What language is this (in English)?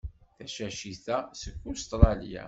Kabyle